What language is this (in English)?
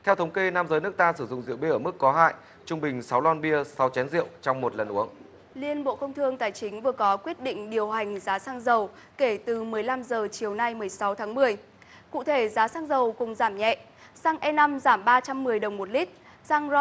Vietnamese